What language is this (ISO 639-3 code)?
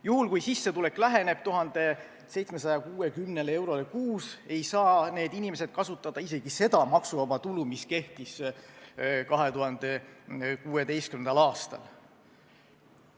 est